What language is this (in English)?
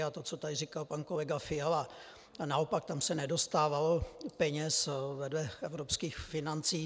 Czech